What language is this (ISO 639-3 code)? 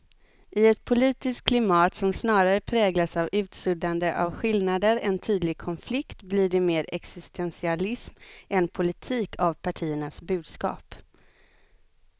swe